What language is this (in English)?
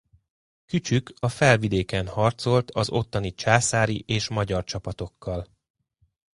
Hungarian